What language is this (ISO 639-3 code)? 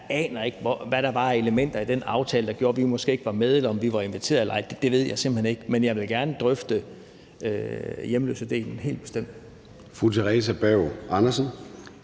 dan